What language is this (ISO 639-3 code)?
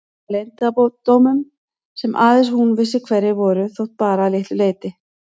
isl